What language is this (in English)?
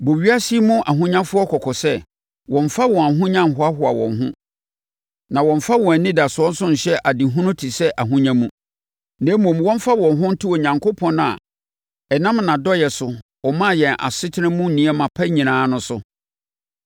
Akan